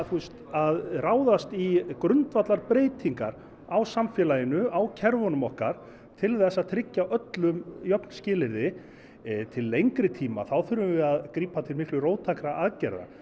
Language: Icelandic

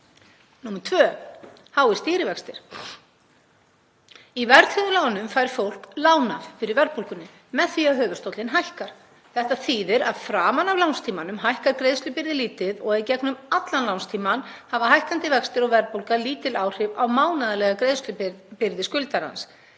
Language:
Icelandic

